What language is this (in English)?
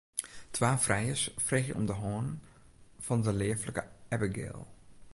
Western Frisian